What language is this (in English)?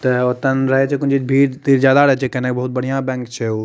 Maithili